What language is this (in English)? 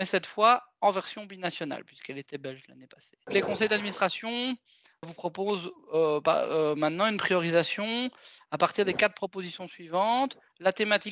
French